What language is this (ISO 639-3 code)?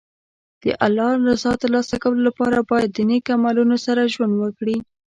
pus